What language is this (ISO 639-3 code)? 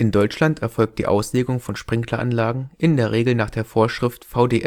deu